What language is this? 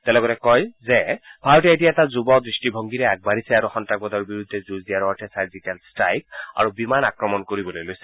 Assamese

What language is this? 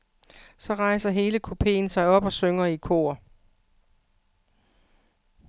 Danish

